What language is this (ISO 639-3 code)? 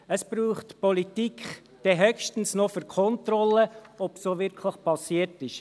gsw